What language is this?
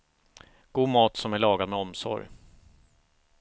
Swedish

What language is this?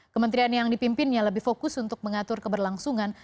Indonesian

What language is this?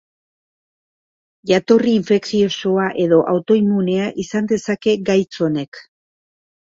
Basque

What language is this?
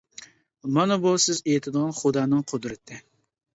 Uyghur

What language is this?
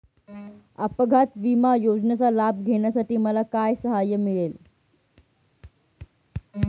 Marathi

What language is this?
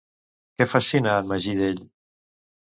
Catalan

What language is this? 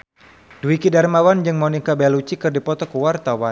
Sundanese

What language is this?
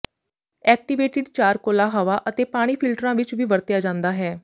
Punjabi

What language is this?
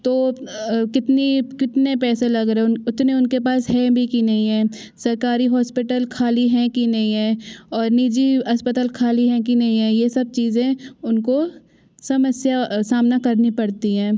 Hindi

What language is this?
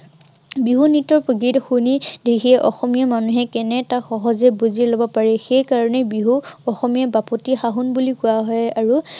Assamese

